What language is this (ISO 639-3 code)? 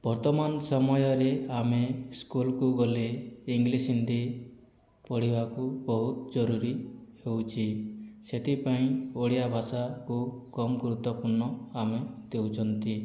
ori